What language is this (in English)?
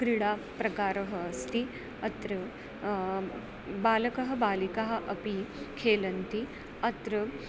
Sanskrit